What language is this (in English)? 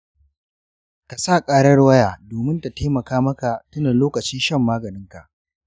Hausa